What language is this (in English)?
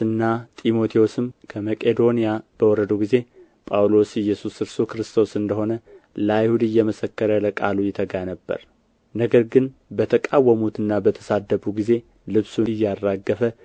Amharic